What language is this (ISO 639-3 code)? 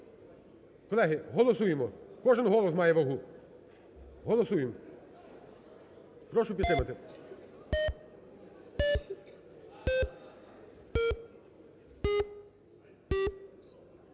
ukr